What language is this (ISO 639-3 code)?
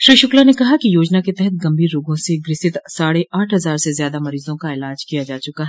hin